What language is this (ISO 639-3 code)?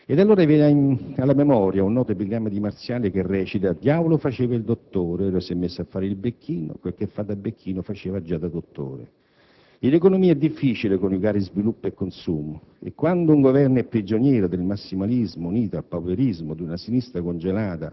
ita